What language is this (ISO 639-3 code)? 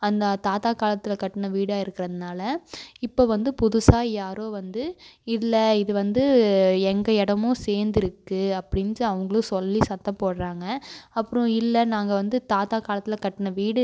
tam